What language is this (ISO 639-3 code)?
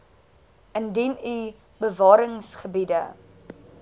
afr